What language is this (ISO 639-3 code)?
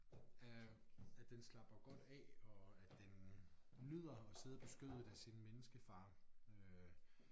dan